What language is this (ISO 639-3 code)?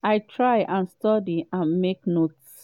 pcm